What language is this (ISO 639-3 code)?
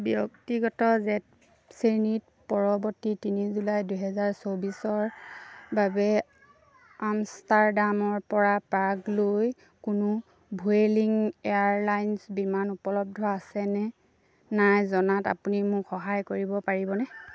asm